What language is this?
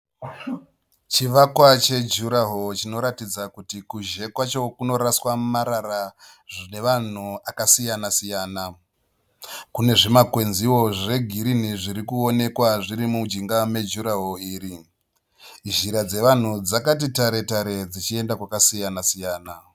Shona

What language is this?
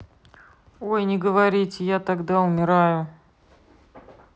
Russian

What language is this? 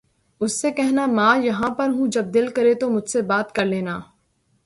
Urdu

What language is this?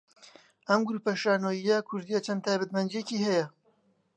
Central Kurdish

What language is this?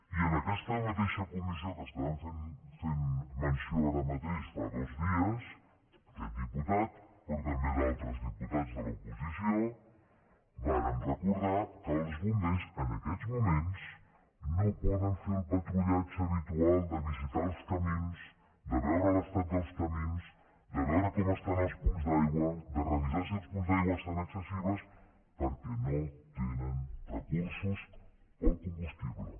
Catalan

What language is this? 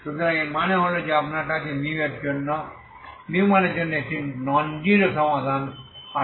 Bangla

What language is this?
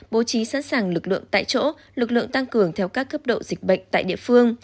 Vietnamese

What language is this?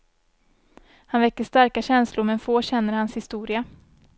Swedish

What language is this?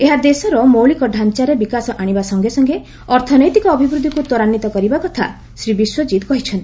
Odia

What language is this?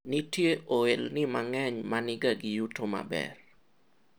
Luo (Kenya and Tanzania)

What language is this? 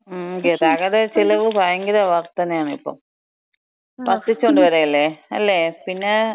Malayalam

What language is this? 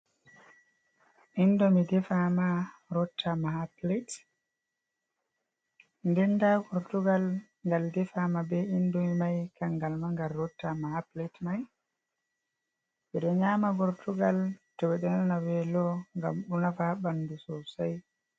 Fula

